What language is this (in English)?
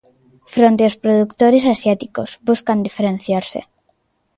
Galician